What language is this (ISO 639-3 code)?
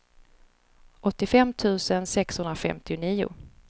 swe